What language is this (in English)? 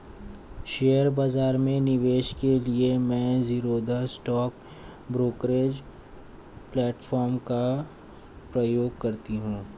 Hindi